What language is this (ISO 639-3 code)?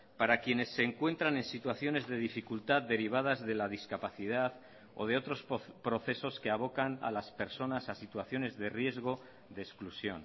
spa